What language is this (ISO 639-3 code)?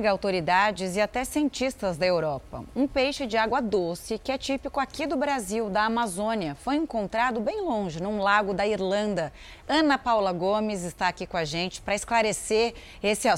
por